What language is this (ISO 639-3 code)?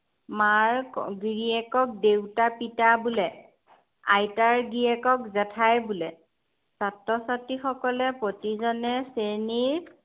asm